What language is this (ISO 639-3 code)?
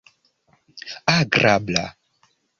epo